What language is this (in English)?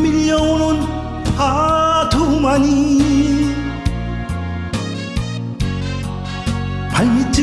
Korean